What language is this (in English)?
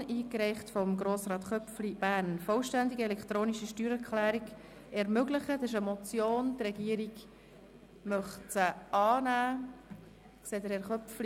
Swiss German